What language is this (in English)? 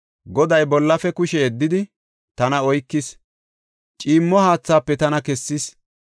Gofa